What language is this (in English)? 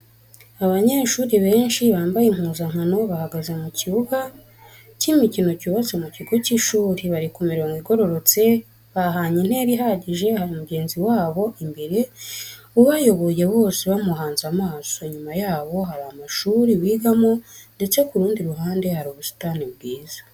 Kinyarwanda